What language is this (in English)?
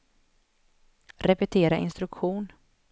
Swedish